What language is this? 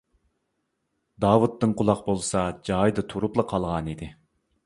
Uyghur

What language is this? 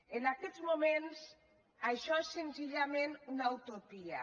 Catalan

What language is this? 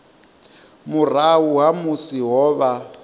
Venda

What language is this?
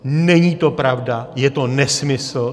Czech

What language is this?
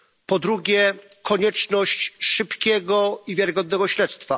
Polish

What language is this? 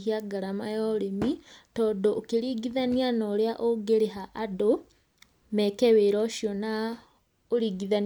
Kikuyu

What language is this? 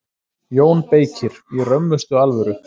Icelandic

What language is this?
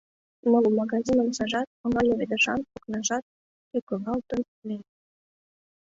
Mari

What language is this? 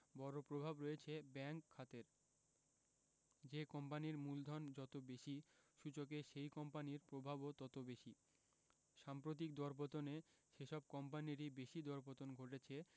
Bangla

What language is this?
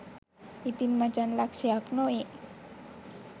Sinhala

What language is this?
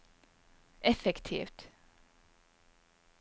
Norwegian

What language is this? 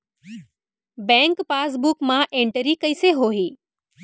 Chhattisgarhi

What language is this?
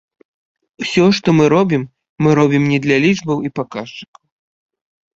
Belarusian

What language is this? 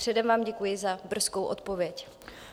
Czech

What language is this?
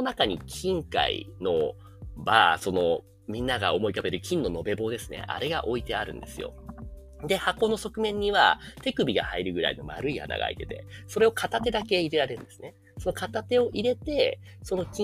Japanese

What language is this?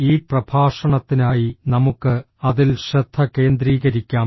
Malayalam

